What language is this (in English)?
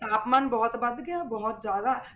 Punjabi